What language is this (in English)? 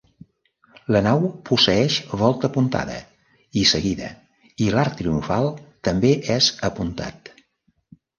Catalan